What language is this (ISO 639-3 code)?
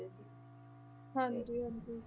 pan